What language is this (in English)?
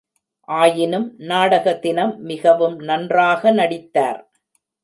Tamil